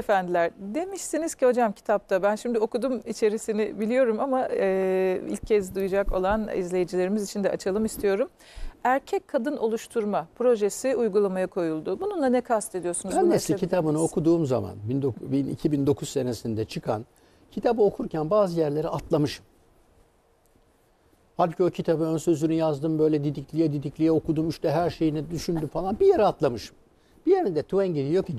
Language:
Turkish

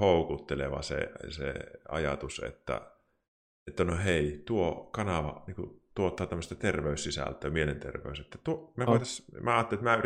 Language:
Finnish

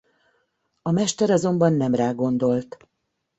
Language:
Hungarian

